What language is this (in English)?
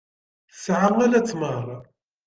Kabyle